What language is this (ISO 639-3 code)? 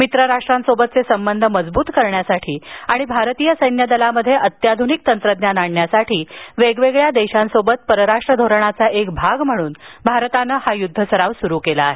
mar